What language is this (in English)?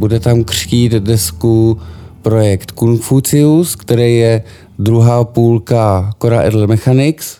Czech